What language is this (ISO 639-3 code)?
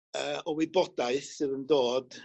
cym